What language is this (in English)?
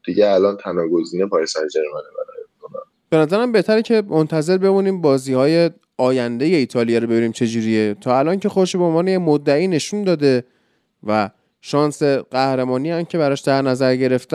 Persian